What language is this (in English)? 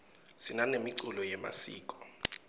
Swati